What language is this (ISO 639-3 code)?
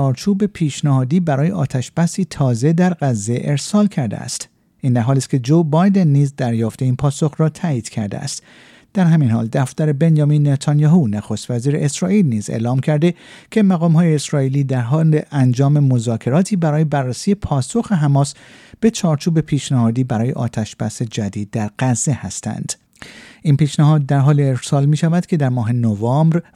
fas